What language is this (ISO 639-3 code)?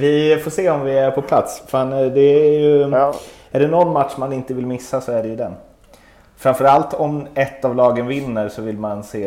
swe